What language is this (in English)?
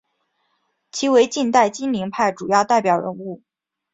Chinese